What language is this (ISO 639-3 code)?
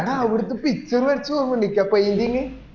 mal